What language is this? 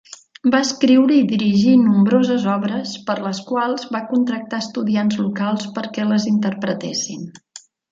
Catalan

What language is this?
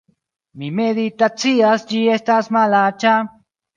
Esperanto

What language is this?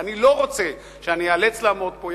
Hebrew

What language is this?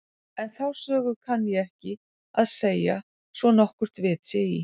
Icelandic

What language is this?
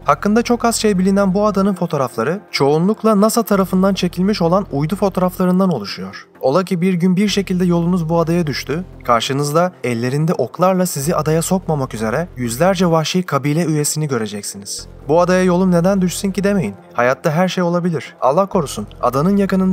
Turkish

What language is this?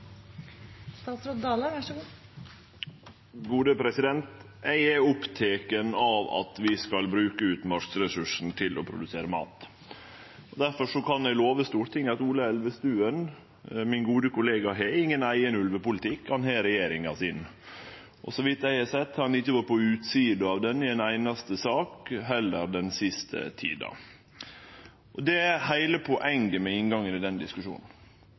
Norwegian Nynorsk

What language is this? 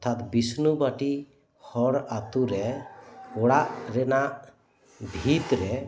Santali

